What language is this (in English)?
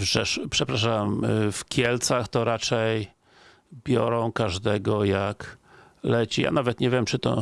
Polish